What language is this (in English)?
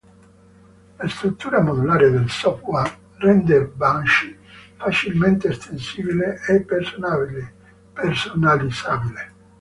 Italian